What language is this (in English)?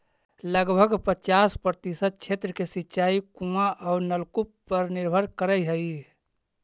Magahi